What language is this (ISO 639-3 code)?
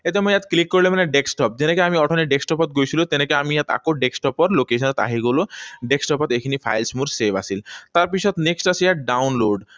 asm